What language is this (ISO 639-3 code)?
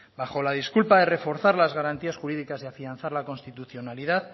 spa